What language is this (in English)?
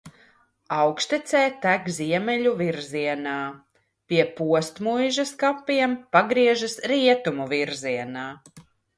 Latvian